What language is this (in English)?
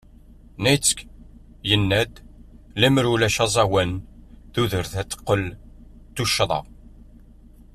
Kabyle